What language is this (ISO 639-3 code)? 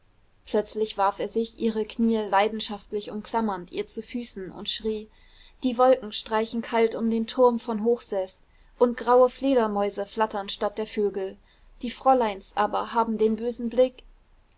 deu